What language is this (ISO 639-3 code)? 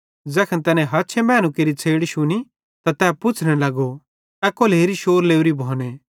bhd